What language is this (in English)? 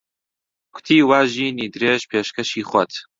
Central Kurdish